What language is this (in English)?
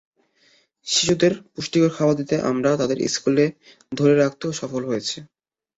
Bangla